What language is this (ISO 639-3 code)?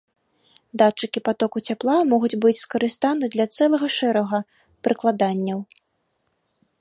bel